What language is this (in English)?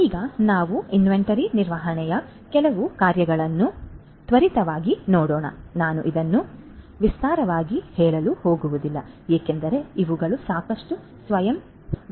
Kannada